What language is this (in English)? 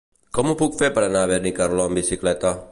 Catalan